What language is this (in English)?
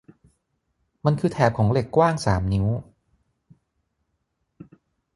Thai